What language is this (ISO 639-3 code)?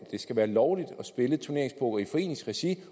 dan